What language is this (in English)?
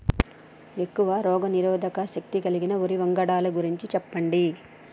Telugu